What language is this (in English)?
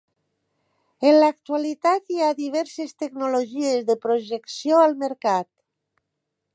Catalan